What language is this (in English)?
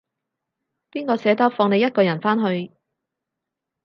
Cantonese